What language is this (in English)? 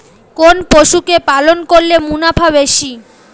Bangla